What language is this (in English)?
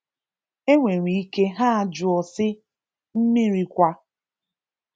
Igbo